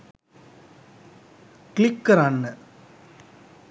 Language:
Sinhala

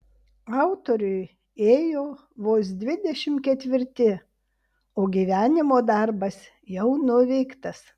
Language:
Lithuanian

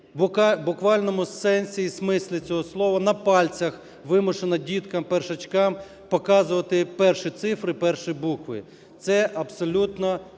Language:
Ukrainian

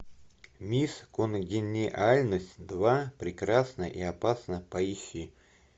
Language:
Russian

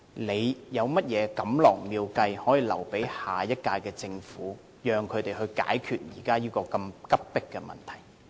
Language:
Cantonese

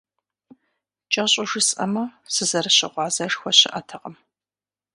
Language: Kabardian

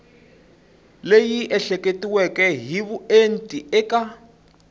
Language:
Tsonga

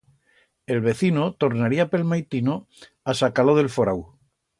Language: Aragonese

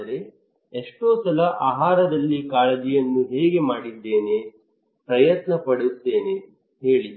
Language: Kannada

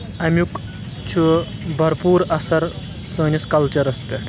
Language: Kashmiri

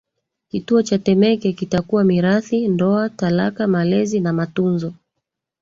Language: Swahili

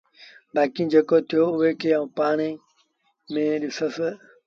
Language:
Sindhi Bhil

